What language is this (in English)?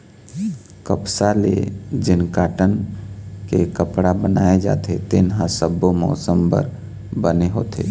Chhattisgarhi